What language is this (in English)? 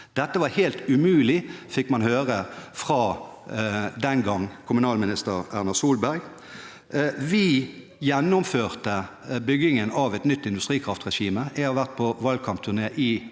Norwegian